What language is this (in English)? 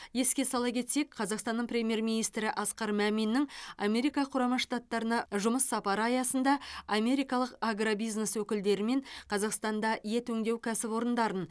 Kazakh